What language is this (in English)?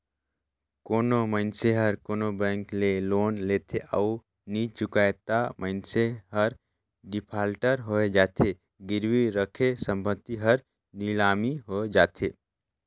Chhattisgarhi